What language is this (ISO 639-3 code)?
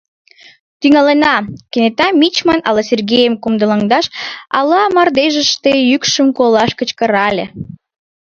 chm